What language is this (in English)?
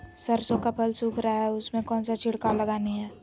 Magahi